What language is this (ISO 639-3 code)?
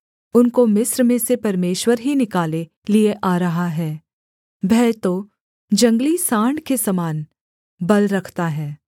hin